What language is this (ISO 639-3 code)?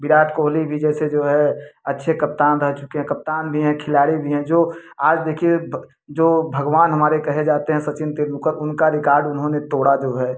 hin